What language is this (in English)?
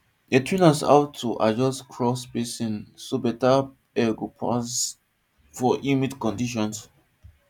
Nigerian Pidgin